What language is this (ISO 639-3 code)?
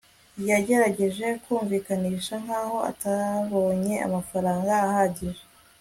kin